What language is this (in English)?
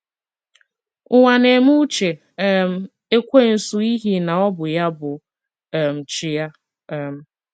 Igbo